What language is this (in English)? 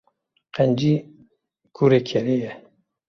Kurdish